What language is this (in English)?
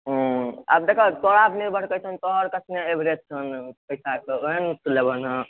Maithili